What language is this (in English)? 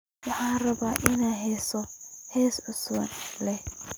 Somali